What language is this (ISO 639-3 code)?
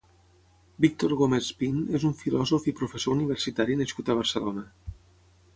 cat